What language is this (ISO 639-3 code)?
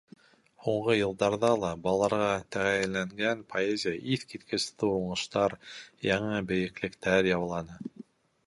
bak